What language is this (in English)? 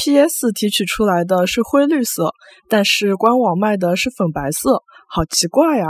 Chinese